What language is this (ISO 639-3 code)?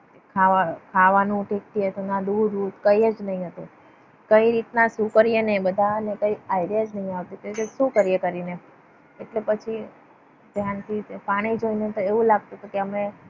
guj